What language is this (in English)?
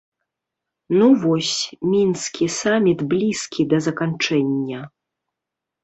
Belarusian